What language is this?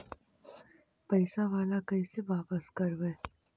Magahi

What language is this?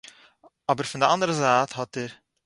Yiddish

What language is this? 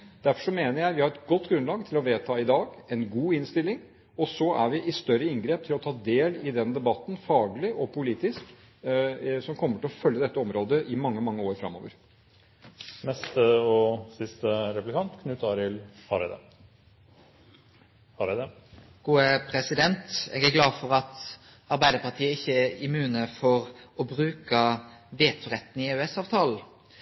Norwegian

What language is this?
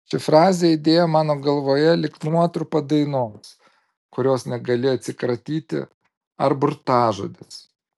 Lithuanian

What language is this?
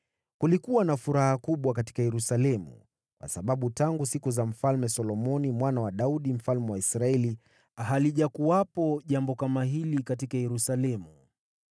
Swahili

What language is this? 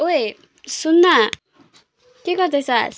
Nepali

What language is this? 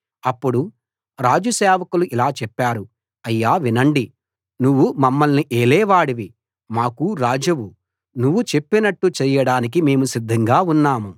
Telugu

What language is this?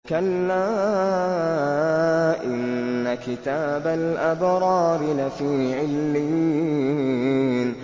Arabic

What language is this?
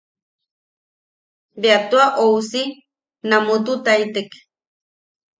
Yaqui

